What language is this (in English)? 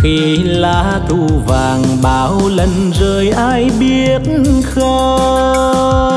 Vietnamese